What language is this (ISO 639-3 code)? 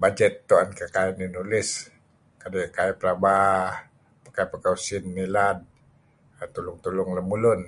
kzi